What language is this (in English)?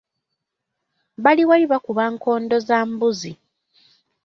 Ganda